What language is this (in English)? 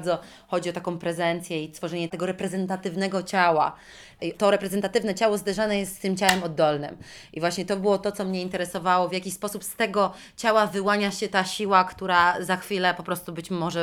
Polish